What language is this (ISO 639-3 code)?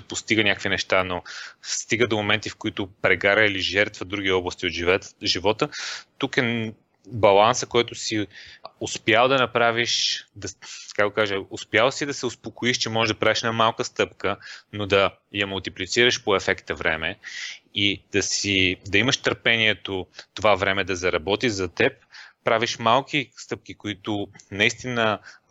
bul